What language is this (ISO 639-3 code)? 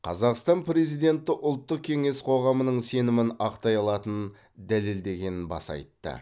kaz